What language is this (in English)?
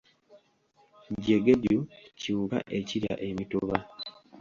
Ganda